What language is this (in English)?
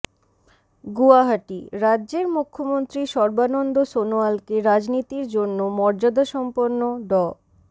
Bangla